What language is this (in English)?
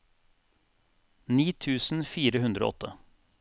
Norwegian